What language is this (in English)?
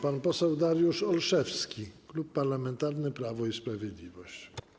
Polish